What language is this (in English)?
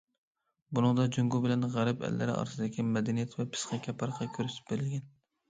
Uyghur